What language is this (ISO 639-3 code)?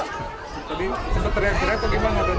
ind